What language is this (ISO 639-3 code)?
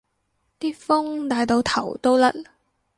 yue